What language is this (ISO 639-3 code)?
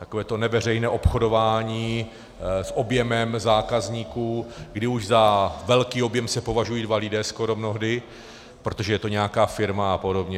ces